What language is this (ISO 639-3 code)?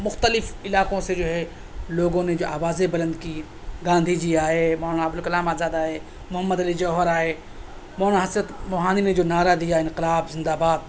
urd